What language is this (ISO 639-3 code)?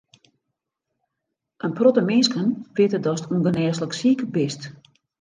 fry